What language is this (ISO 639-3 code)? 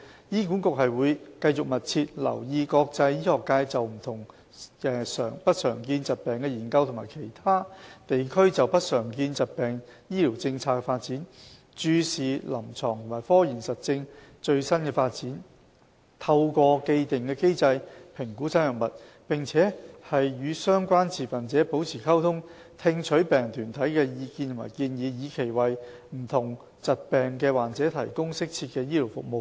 yue